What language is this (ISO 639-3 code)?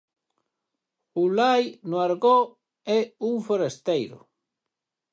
glg